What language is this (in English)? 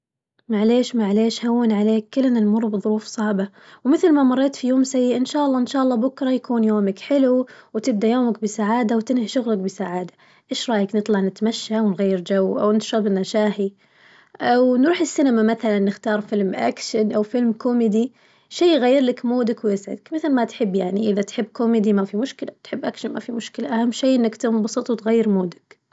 Najdi Arabic